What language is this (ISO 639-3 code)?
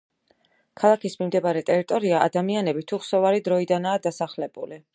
kat